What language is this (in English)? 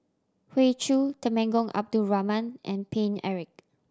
English